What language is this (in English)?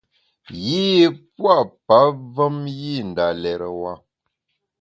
Bamun